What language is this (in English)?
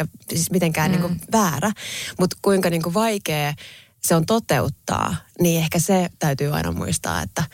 Finnish